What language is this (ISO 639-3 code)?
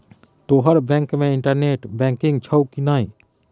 mai